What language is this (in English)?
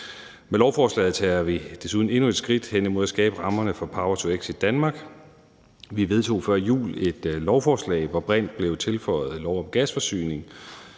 Danish